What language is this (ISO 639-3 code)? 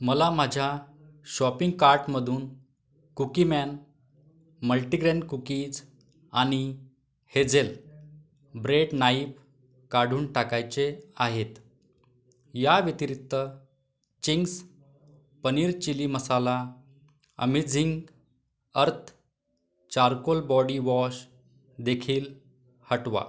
mar